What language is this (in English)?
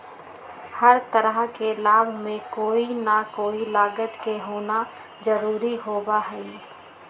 Magahi